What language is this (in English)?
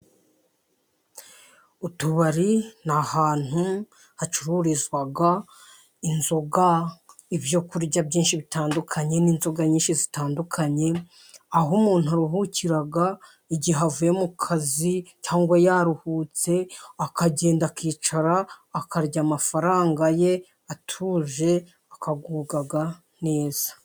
Kinyarwanda